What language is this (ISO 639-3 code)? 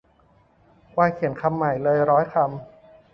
tha